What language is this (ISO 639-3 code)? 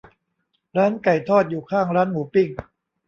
tha